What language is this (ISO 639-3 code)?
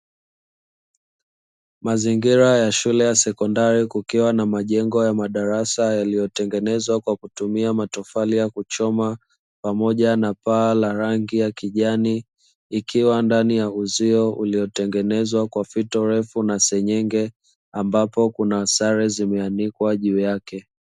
swa